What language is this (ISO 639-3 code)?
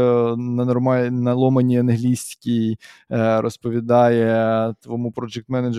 ukr